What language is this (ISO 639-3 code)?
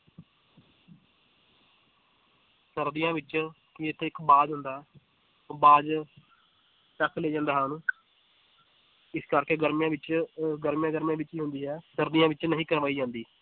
pan